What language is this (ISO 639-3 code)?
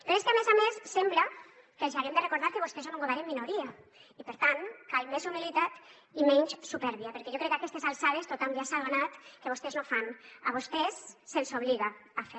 cat